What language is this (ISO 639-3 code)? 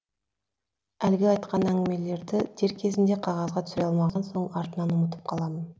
kaz